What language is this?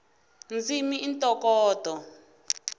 Tsonga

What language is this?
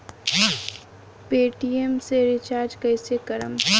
Bhojpuri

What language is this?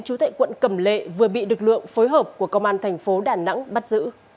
Vietnamese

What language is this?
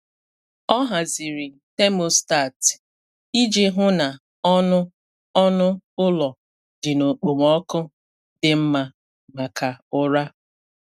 Igbo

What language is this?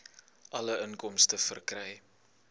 Afrikaans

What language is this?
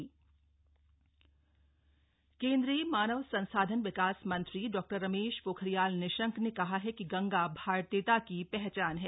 Hindi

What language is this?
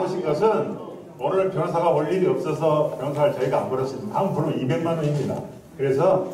Korean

